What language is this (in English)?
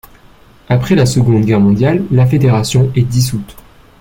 French